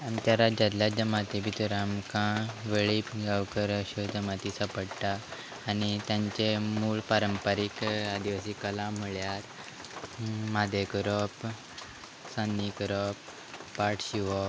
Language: Konkani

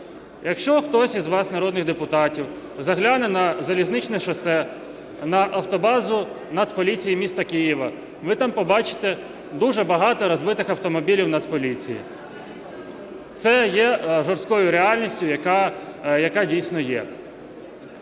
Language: Ukrainian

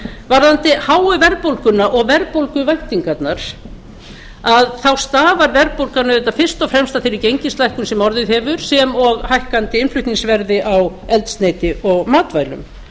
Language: Icelandic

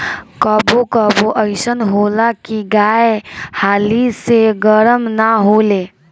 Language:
Bhojpuri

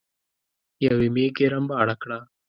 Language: Pashto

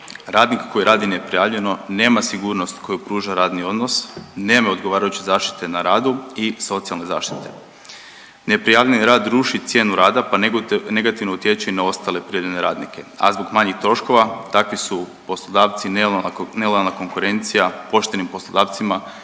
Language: Croatian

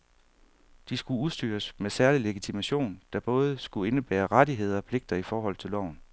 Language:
Danish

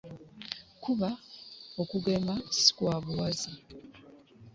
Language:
Ganda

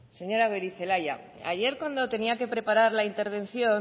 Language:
Spanish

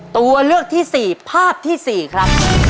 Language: Thai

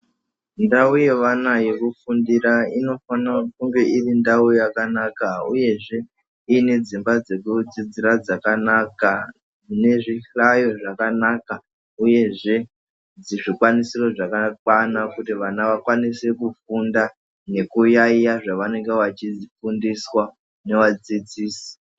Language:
Ndau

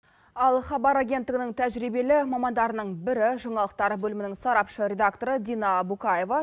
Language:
Kazakh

